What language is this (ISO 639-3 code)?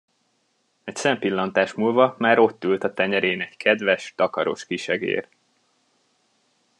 hun